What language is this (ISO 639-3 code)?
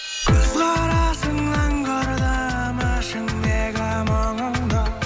kaz